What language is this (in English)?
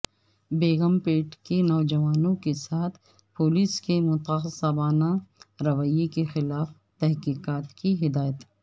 Urdu